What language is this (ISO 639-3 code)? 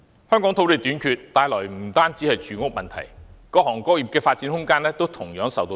yue